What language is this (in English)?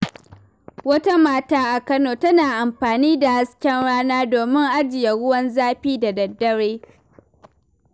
Hausa